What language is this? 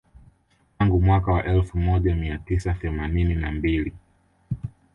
Swahili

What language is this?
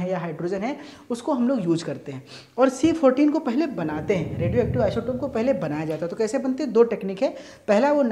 Hindi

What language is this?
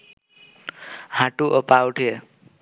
Bangla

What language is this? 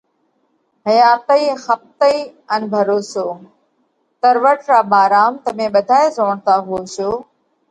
Parkari Koli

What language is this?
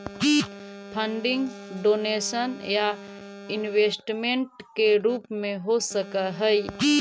Magahi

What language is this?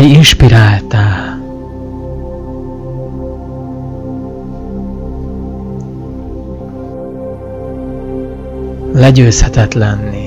Hungarian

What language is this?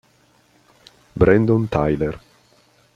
Italian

